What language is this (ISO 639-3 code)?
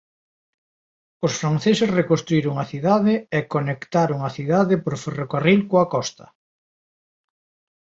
glg